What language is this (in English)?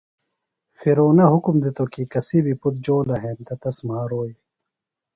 Phalura